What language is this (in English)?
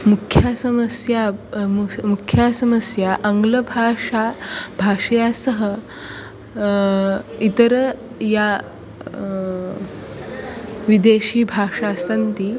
Sanskrit